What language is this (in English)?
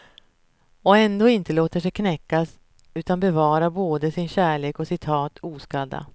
Swedish